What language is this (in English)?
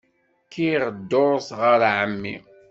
Kabyle